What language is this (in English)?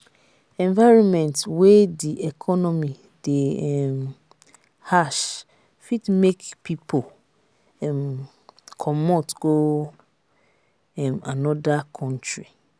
Nigerian Pidgin